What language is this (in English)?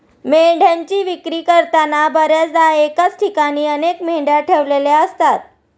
Marathi